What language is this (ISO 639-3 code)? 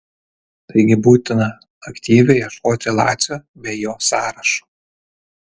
lit